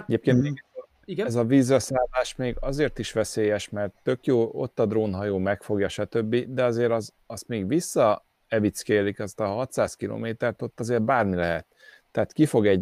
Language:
Hungarian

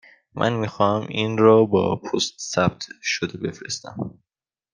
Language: Persian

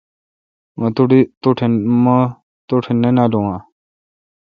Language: Kalkoti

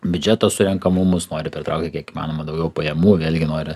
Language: Lithuanian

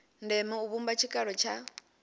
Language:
Venda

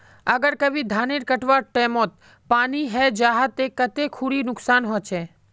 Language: Magahi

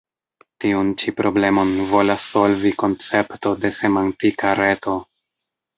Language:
Esperanto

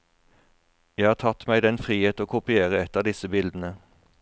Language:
Norwegian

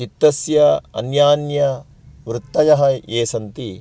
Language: Sanskrit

